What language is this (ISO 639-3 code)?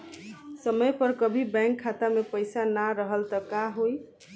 bho